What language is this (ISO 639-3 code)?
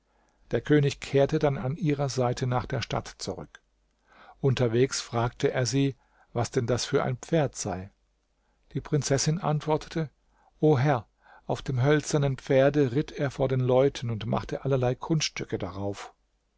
deu